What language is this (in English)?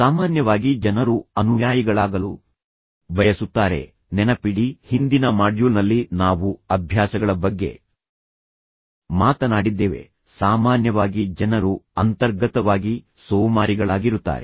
Kannada